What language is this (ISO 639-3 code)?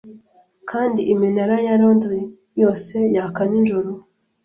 kin